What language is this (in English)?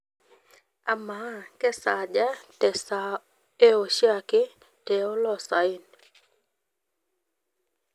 Masai